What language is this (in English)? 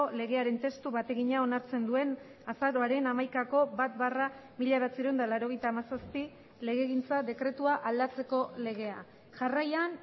Basque